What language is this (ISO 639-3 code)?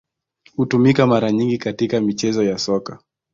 swa